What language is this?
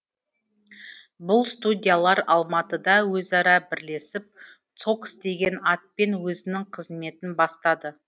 Kazakh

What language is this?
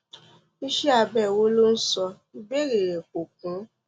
Yoruba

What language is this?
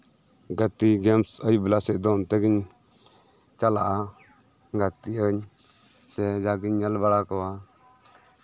Santali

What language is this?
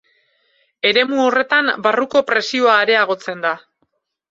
Basque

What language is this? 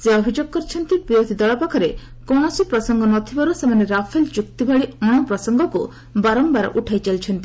Odia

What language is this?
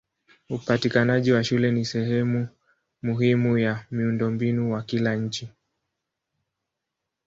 Swahili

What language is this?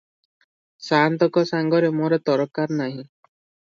Odia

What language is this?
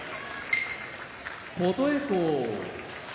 Japanese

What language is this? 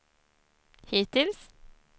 Swedish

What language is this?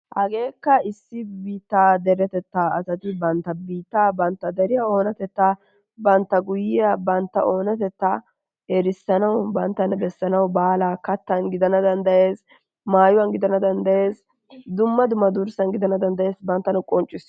Wolaytta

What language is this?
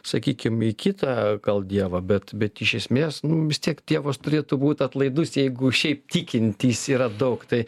Lithuanian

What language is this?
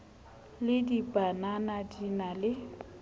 Southern Sotho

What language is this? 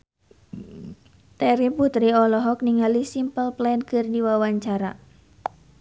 Sundanese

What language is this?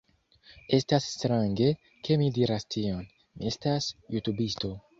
Esperanto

